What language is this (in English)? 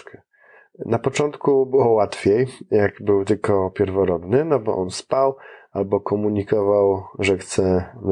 Polish